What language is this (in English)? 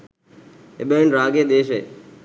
Sinhala